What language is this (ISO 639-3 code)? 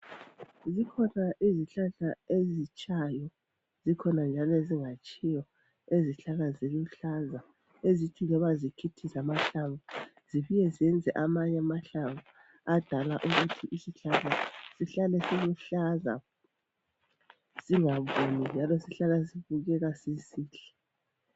nde